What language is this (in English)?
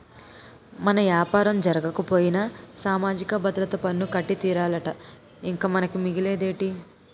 Telugu